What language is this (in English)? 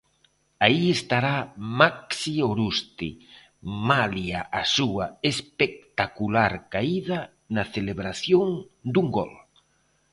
Galician